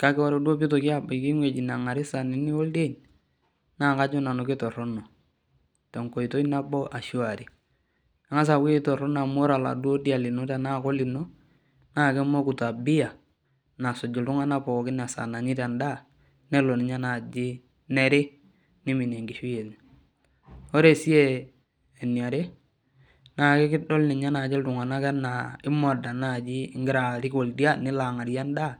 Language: Masai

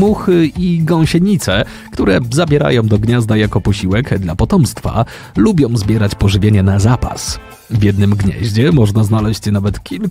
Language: Polish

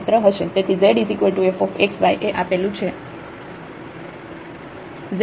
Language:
Gujarati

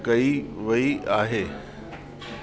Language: Sindhi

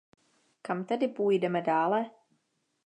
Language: Czech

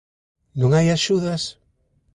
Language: Galician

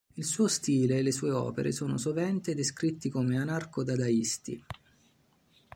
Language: Italian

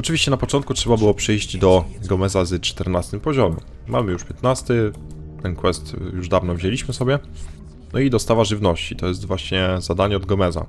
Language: Polish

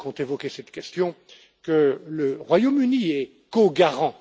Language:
French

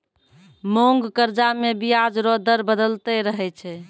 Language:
Maithili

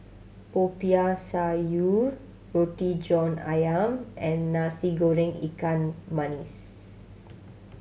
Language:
English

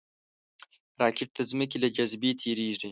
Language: Pashto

